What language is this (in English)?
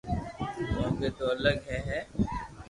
Loarki